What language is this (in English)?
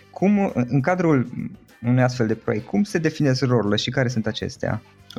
Romanian